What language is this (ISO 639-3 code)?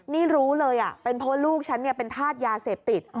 tha